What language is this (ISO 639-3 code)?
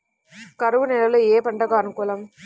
tel